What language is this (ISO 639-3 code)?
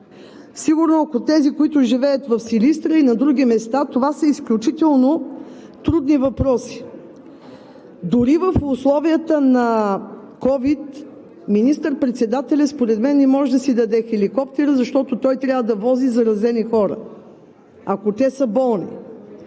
bul